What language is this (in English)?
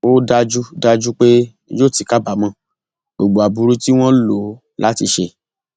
Yoruba